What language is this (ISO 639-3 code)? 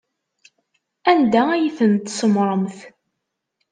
kab